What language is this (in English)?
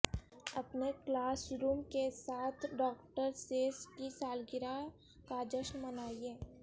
Urdu